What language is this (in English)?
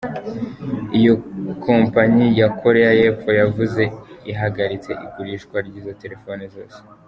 Kinyarwanda